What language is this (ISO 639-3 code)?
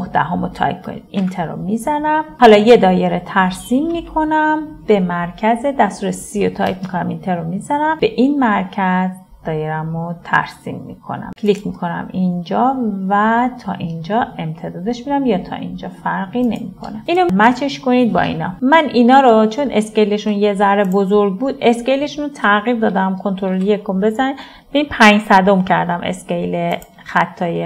fas